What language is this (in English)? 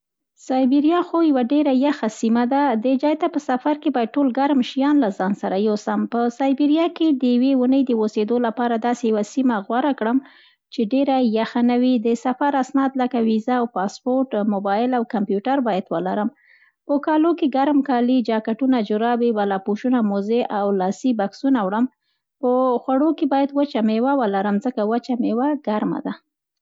Central Pashto